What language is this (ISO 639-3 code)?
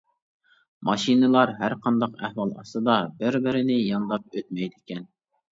uig